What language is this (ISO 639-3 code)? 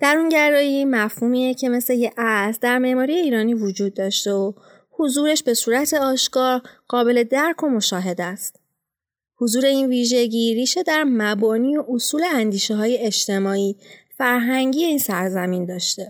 fas